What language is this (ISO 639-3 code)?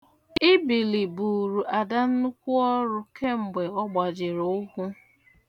ibo